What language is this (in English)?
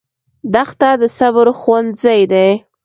Pashto